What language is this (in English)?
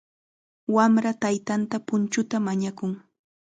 Chiquián Ancash Quechua